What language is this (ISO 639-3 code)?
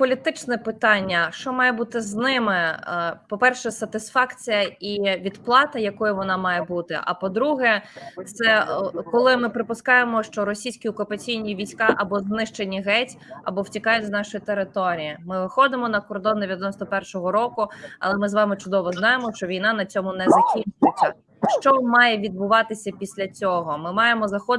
ukr